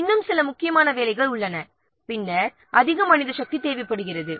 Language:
Tamil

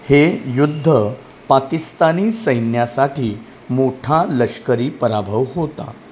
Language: Marathi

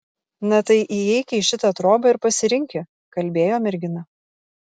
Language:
Lithuanian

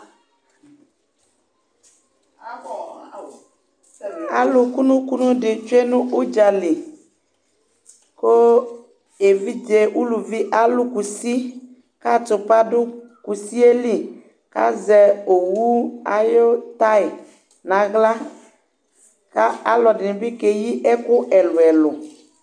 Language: Ikposo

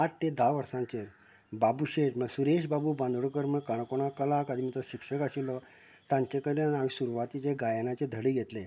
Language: Konkani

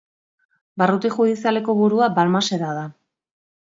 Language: Basque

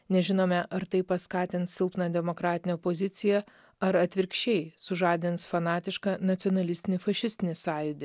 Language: Lithuanian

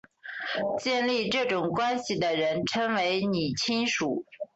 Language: Chinese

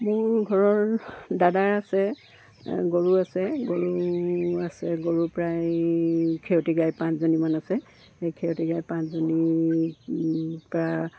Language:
Assamese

